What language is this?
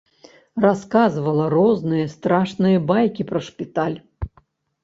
Belarusian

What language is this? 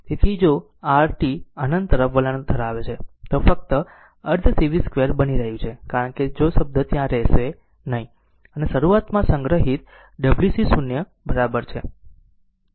Gujarati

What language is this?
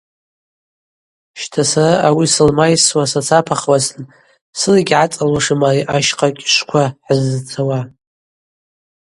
Abaza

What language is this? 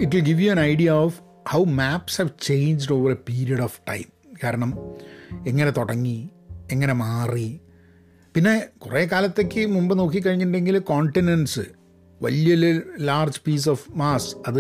Malayalam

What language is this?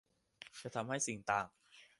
Thai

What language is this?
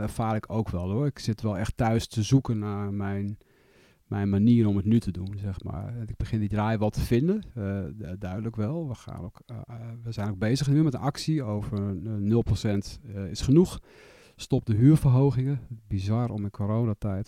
Dutch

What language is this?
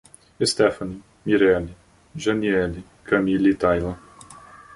Portuguese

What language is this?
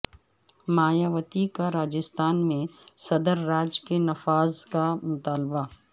Urdu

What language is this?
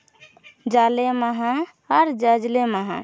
Santali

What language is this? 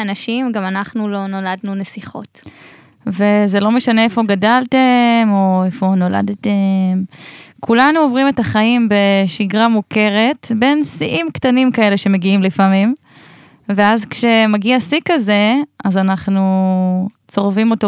Hebrew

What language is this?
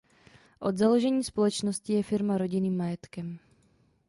Czech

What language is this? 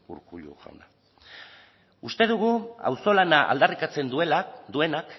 Basque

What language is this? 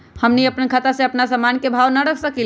Magahi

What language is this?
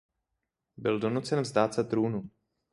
Czech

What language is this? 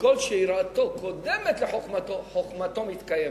Hebrew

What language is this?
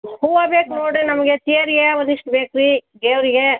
Kannada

